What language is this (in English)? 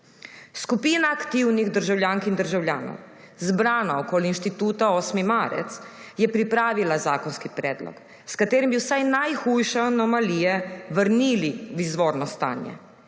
Slovenian